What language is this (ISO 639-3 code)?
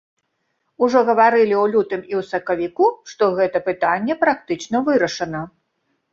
bel